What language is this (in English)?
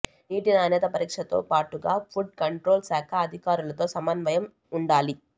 Telugu